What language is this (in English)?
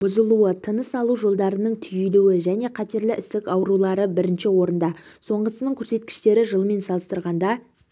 Kazakh